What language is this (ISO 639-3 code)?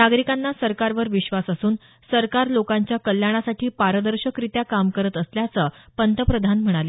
mar